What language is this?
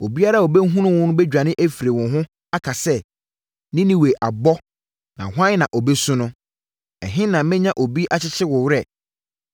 Akan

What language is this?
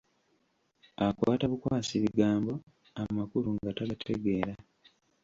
Ganda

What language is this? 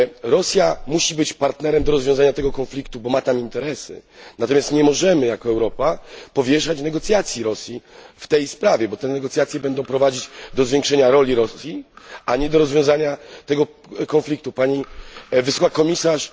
Polish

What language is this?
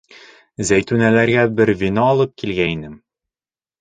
Bashkir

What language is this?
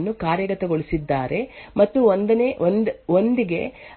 Kannada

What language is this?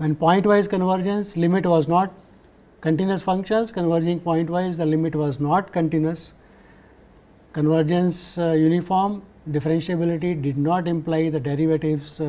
English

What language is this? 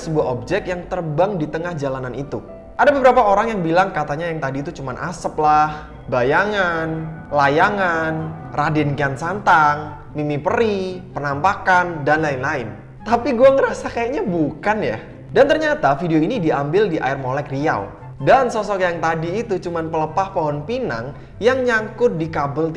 Indonesian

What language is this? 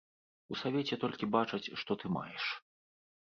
Belarusian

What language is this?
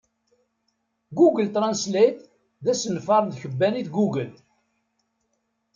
Kabyle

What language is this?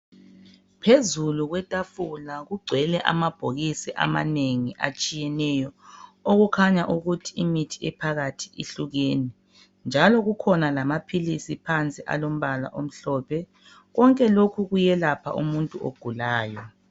North Ndebele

